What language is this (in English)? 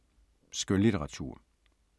Danish